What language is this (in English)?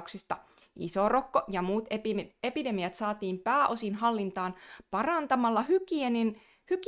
Finnish